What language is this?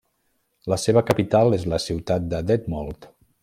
Catalan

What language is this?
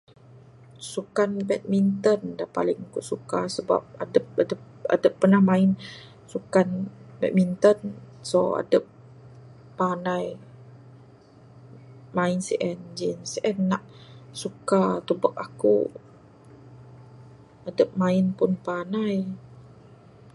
Bukar-Sadung Bidayuh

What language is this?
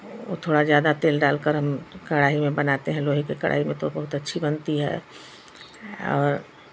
Hindi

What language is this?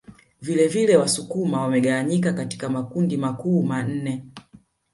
Swahili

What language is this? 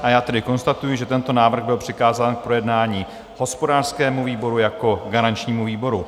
Czech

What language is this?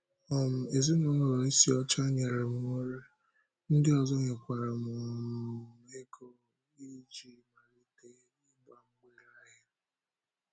Igbo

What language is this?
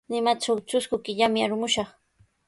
Sihuas Ancash Quechua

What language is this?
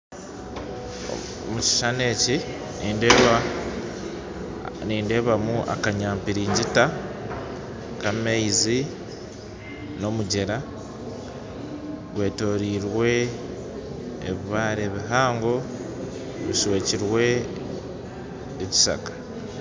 Nyankole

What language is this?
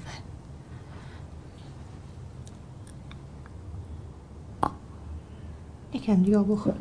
Persian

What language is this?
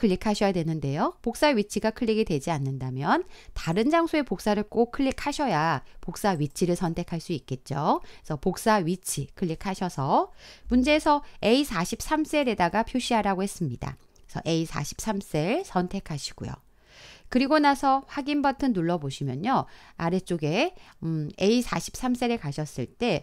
Korean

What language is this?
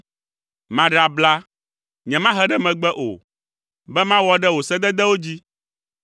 Ewe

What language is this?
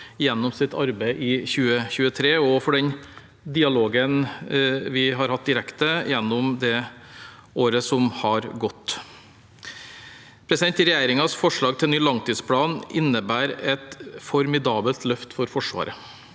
Norwegian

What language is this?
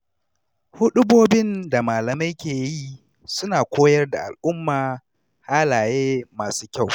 Hausa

